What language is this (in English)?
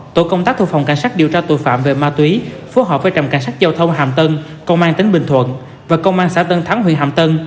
Vietnamese